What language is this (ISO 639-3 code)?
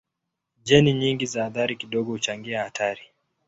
swa